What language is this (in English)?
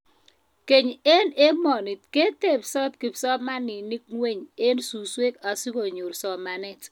Kalenjin